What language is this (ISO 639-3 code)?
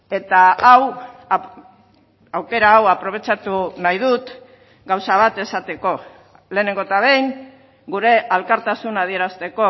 eus